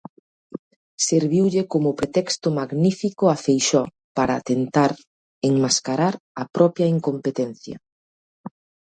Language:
Galician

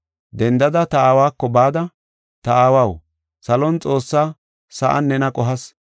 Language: Gofa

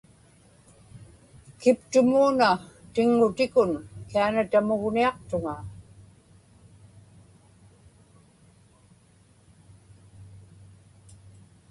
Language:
Inupiaq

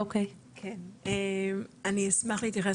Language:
Hebrew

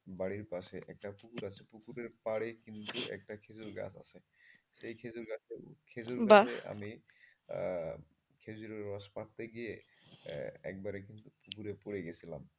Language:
Bangla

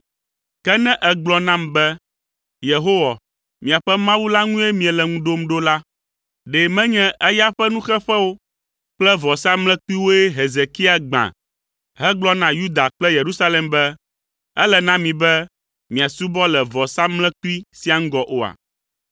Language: Ewe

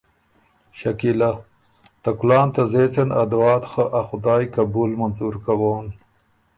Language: Ormuri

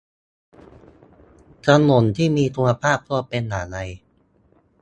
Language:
Thai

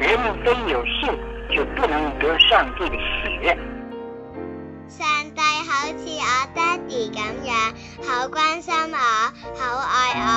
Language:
Chinese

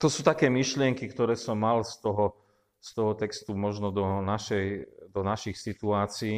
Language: Slovak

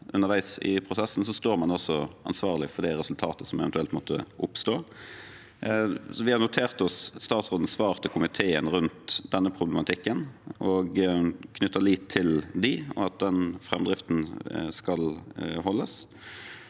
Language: Norwegian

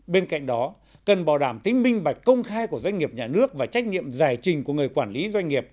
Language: Vietnamese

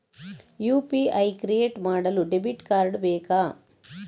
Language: Kannada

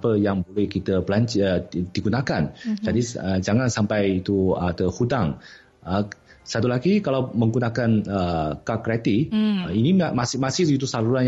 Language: Malay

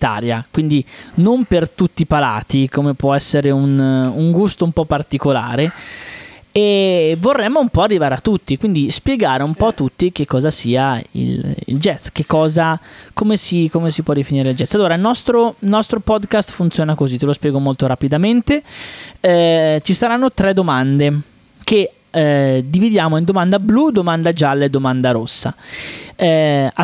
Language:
Italian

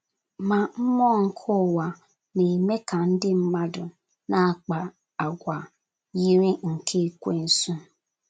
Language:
Igbo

